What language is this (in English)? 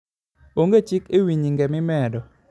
Luo (Kenya and Tanzania)